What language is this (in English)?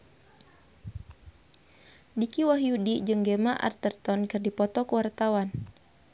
Sundanese